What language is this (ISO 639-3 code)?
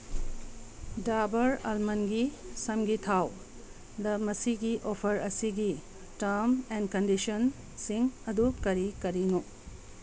mni